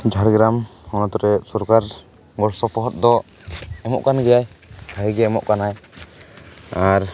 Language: Santali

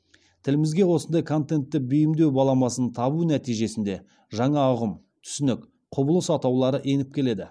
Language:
Kazakh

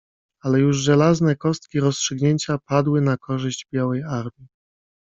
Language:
Polish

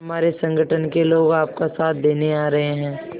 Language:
Hindi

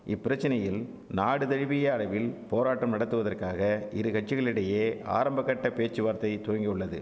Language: Tamil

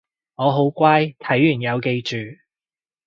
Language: Cantonese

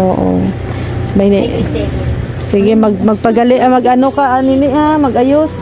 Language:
Filipino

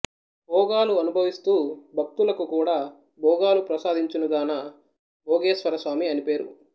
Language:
Telugu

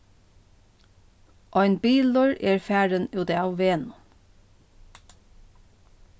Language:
Faroese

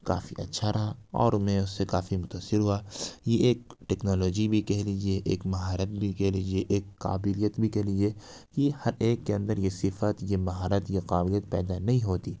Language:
Urdu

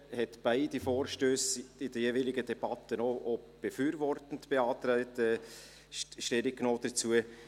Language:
Swiss German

